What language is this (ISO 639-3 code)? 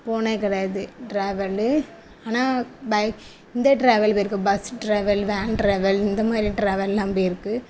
tam